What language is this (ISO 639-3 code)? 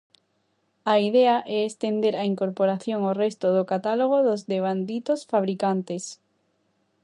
glg